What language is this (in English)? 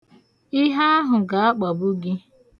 Igbo